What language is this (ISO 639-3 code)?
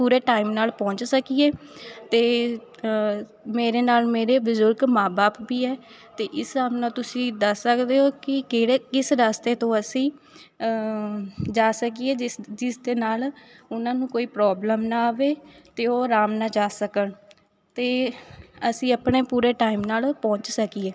pan